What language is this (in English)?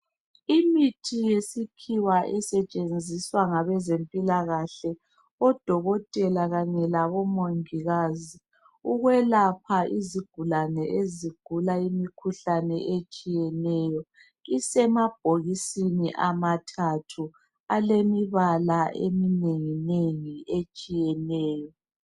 North Ndebele